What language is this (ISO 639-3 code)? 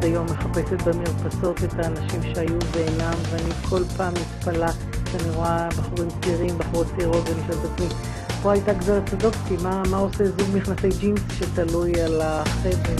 heb